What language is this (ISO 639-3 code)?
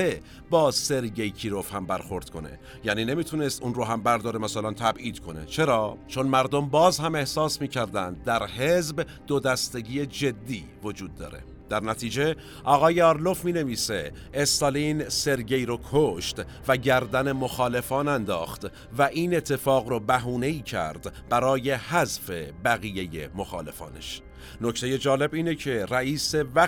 fas